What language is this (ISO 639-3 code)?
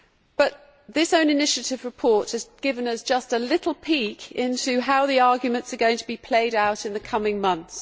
eng